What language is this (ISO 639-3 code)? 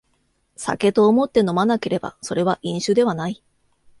jpn